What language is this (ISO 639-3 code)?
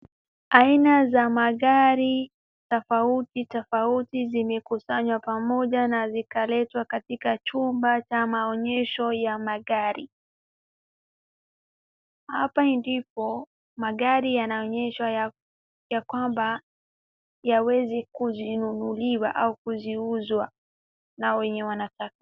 swa